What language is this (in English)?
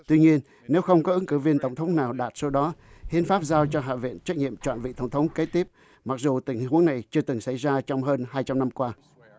Vietnamese